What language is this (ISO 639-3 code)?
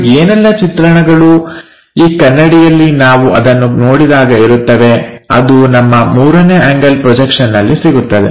kan